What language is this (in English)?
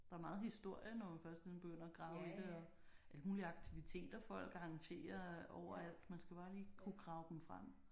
Danish